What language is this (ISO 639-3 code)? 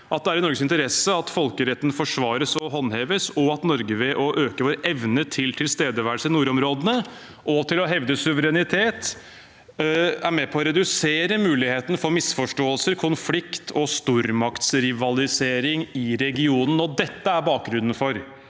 nor